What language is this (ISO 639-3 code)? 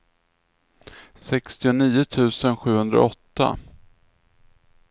swe